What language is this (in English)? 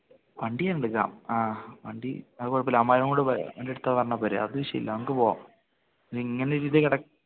Malayalam